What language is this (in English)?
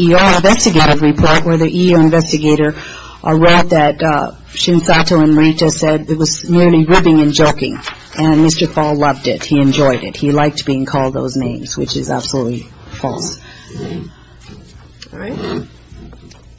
English